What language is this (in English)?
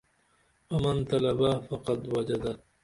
Dameli